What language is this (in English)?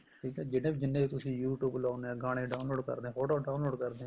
Punjabi